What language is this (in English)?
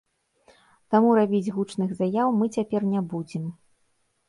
Belarusian